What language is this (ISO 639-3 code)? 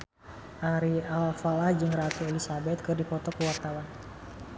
sun